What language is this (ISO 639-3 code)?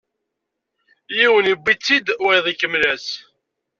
kab